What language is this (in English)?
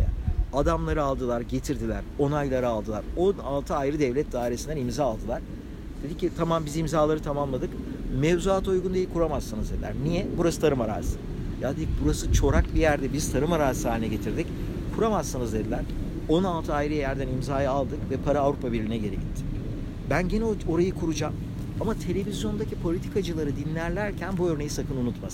Turkish